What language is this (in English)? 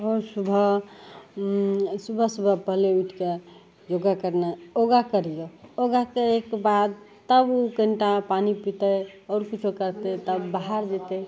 Maithili